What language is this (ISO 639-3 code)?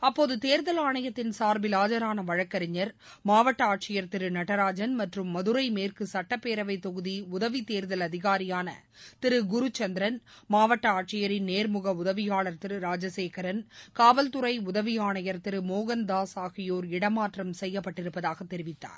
tam